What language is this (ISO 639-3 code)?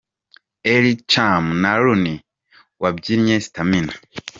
kin